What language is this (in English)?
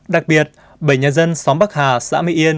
Vietnamese